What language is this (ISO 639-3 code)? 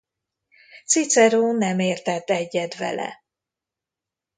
hun